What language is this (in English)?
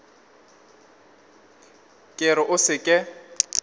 Northern Sotho